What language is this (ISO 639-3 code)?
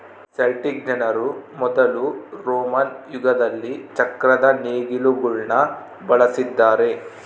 kan